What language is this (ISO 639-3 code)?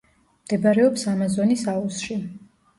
kat